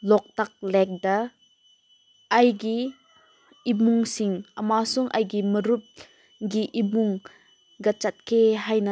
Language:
Manipuri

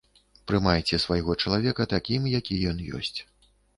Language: Belarusian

